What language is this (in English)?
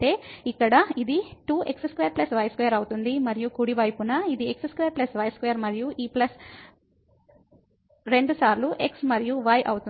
Telugu